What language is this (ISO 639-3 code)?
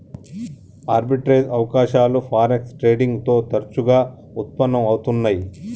tel